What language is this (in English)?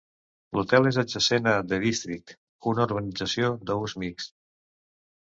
Catalan